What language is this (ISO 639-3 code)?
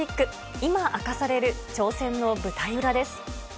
jpn